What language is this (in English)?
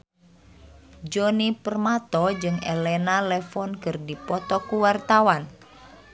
Sundanese